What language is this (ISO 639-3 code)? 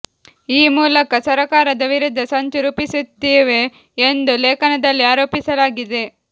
kan